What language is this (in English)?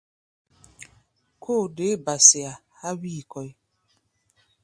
Gbaya